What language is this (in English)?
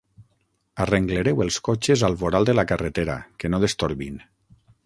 Catalan